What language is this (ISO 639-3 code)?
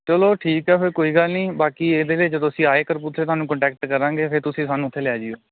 pan